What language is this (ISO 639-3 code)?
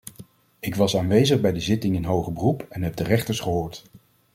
nld